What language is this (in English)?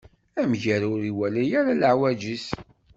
Kabyle